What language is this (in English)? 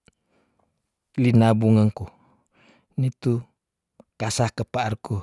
Tondano